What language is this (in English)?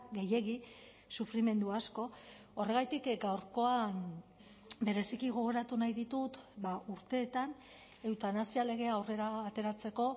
Basque